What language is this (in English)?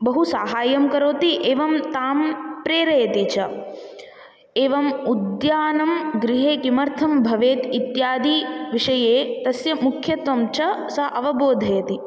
Sanskrit